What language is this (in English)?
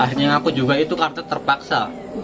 Indonesian